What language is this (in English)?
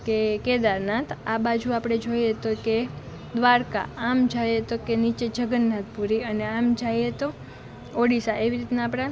Gujarati